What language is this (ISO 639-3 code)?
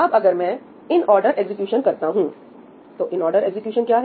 hin